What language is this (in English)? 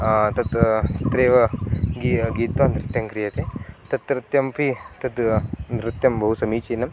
Sanskrit